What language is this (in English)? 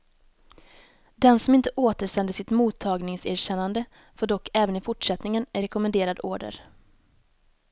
Swedish